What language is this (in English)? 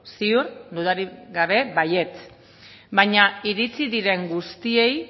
Basque